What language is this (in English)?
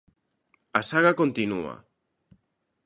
Galician